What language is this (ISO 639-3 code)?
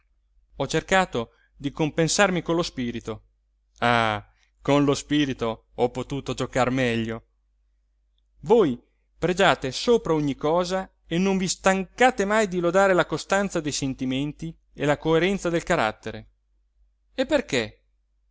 ita